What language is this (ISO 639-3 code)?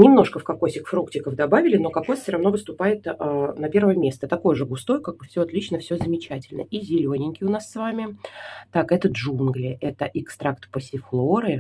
rus